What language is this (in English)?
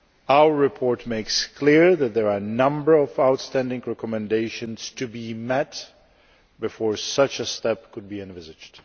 English